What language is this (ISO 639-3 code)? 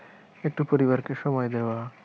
ben